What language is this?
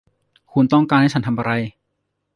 Thai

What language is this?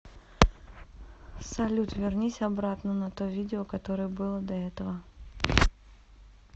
Russian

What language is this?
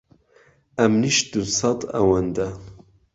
Central Kurdish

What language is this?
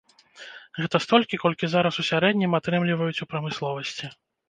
Belarusian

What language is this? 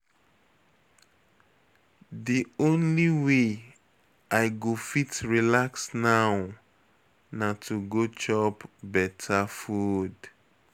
Nigerian Pidgin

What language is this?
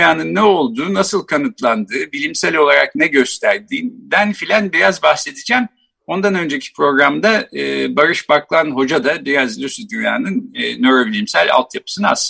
Turkish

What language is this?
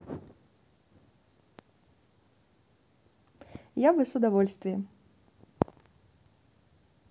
Russian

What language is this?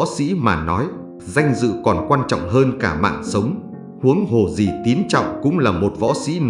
Vietnamese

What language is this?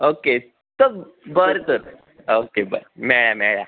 Konkani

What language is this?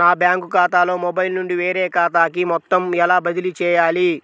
Telugu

